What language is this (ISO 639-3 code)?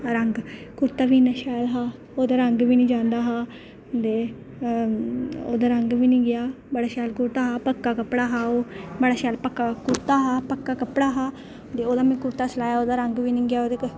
doi